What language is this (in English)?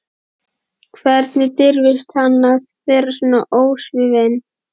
Icelandic